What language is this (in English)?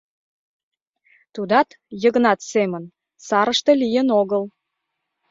Mari